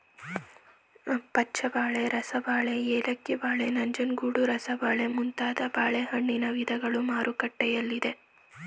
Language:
Kannada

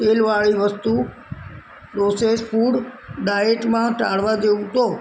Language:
Gujarati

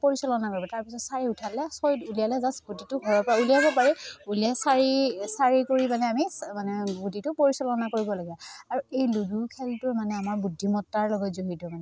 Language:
Assamese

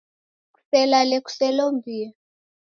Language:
Taita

